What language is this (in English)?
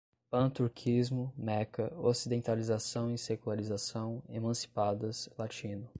Portuguese